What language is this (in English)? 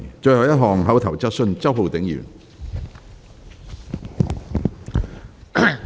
Cantonese